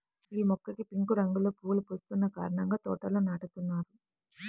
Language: Telugu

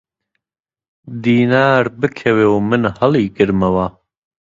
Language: Central Kurdish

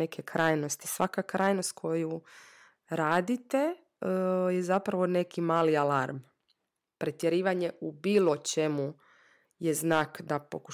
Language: Croatian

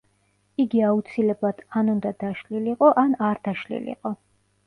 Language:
Georgian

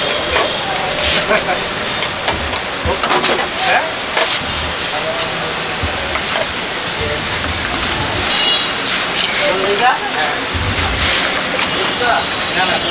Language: Romanian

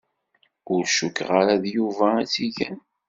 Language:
Kabyle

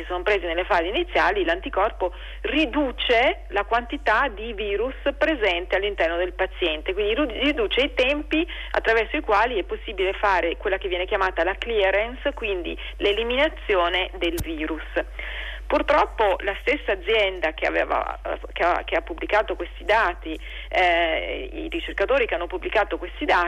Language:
Italian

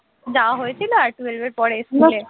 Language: Bangla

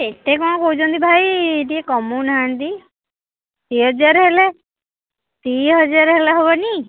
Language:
Odia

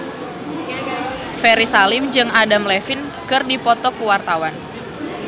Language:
Sundanese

